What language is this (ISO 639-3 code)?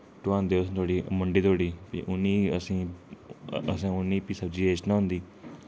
doi